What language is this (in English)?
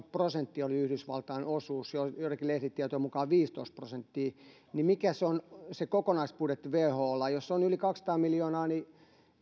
Finnish